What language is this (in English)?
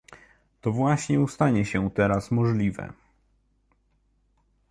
Polish